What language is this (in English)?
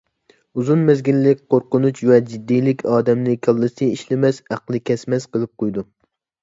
Uyghur